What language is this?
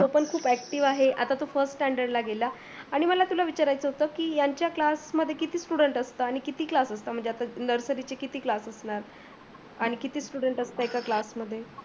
Marathi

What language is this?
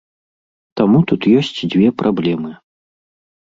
Belarusian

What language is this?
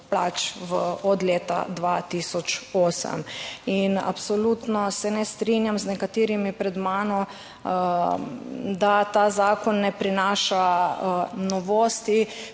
Slovenian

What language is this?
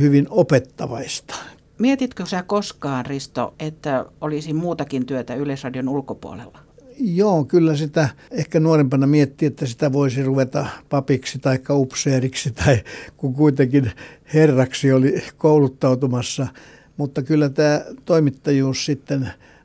Finnish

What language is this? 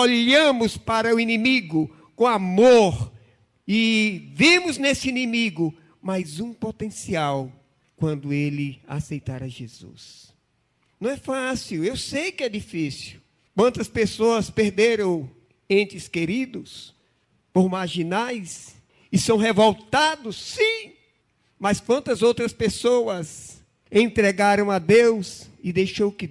Portuguese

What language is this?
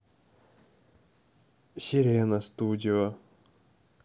Russian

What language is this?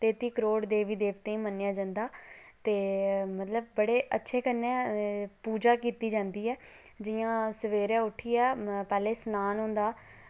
Dogri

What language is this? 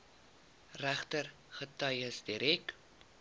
Afrikaans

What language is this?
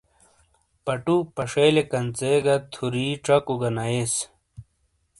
Shina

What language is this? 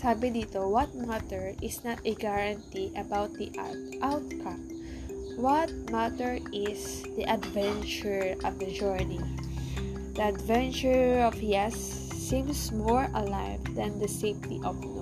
Filipino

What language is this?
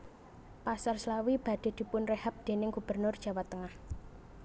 Javanese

